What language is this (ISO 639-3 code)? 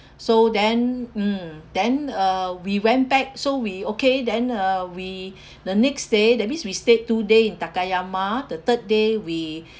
eng